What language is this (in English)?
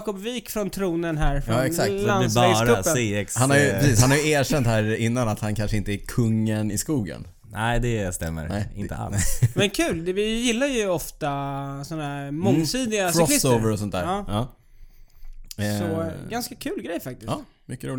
Swedish